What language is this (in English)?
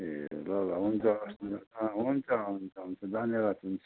Nepali